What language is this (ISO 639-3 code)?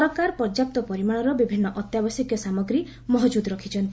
ori